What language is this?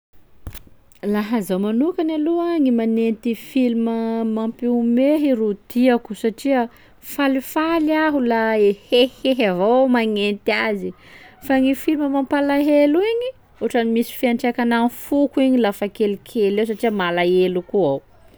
Sakalava Malagasy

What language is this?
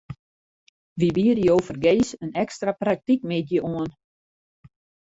Western Frisian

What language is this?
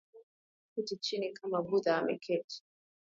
Swahili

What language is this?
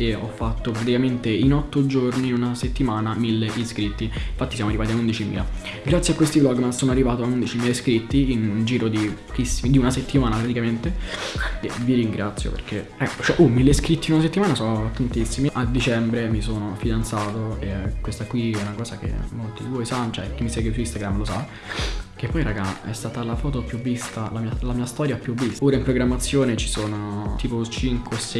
Italian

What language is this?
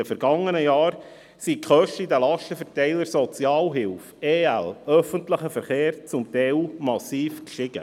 Swiss German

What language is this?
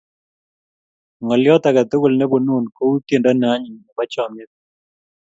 Kalenjin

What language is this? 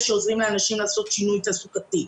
Hebrew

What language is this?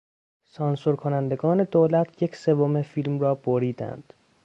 Persian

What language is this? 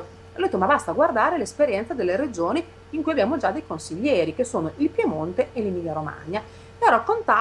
Italian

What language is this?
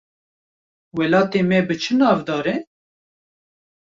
Kurdish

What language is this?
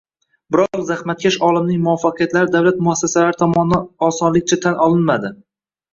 Uzbek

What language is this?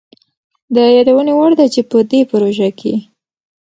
Pashto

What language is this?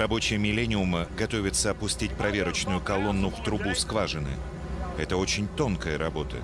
Russian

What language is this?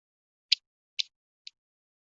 Chinese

